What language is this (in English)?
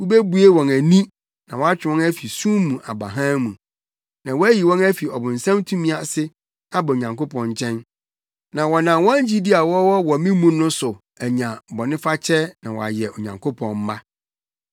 Akan